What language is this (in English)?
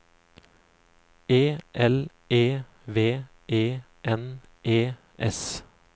Norwegian